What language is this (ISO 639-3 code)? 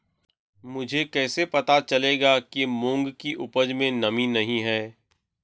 hin